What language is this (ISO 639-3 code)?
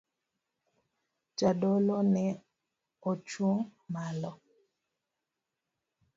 luo